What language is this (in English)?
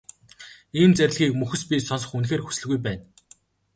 Mongolian